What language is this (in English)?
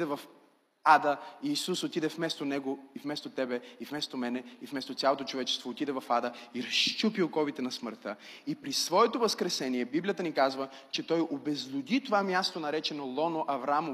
Bulgarian